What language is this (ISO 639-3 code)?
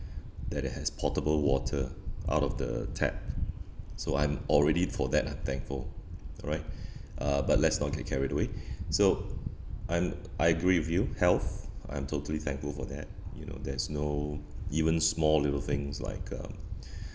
eng